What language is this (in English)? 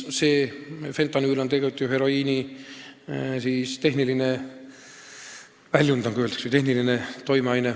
Estonian